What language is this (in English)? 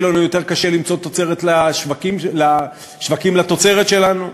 Hebrew